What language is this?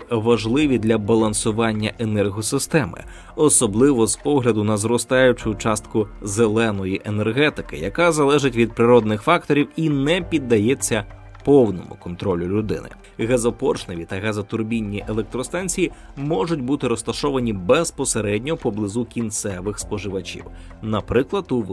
Ukrainian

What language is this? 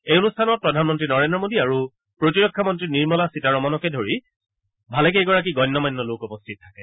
Assamese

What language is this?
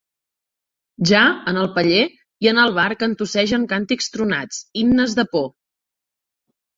Catalan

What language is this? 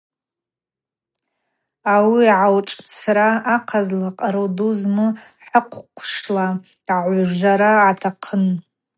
Abaza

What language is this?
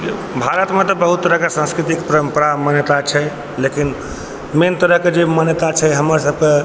Maithili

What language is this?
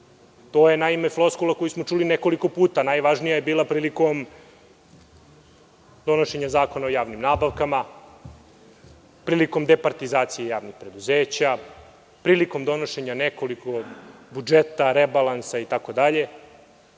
Serbian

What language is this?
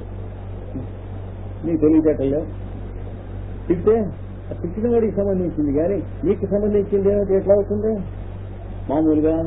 Hindi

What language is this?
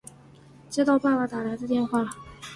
Chinese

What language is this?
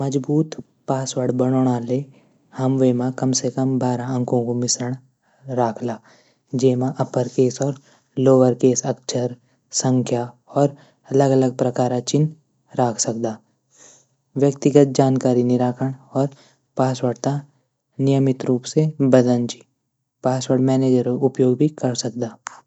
Garhwali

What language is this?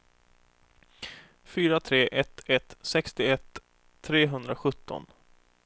Swedish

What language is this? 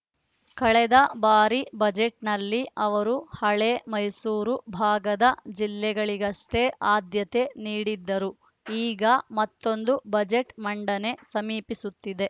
Kannada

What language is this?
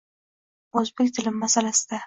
Uzbek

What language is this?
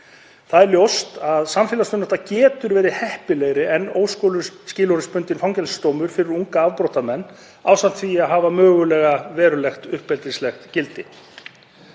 Icelandic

